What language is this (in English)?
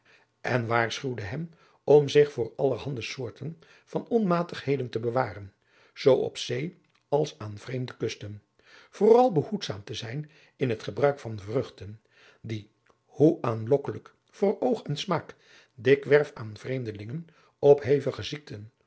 Dutch